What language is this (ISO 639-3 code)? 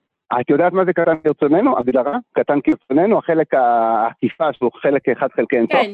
heb